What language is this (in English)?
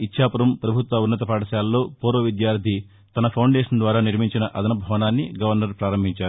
Telugu